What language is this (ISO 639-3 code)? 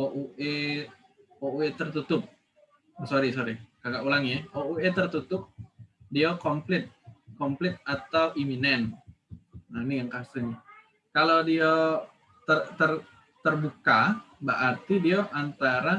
ind